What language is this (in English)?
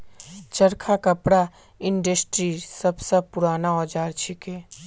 Magahi